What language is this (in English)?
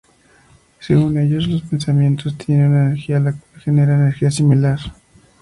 Spanish